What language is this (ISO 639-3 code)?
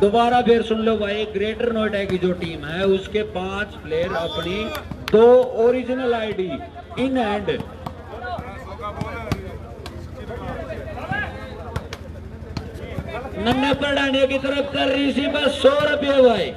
hin